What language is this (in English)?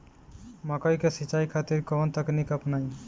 Bhojpuri